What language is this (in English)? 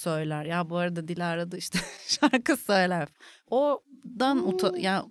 Turkish